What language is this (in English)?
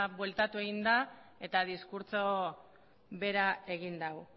Basque